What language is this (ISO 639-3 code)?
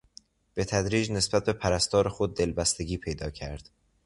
fas